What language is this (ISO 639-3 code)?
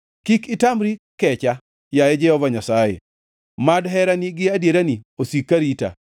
luo